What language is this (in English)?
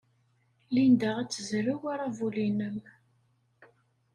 Kabyle